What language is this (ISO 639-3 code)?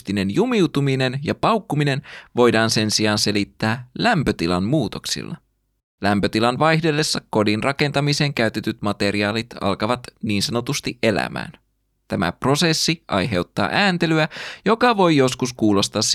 fin